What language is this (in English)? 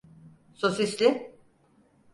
Turkish